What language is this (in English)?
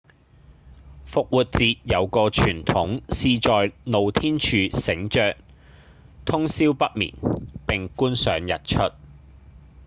Cantonese